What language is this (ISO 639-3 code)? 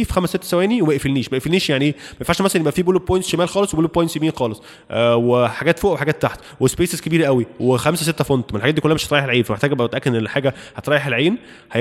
ara